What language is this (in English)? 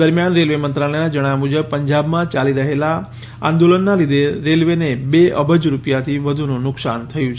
Gujarati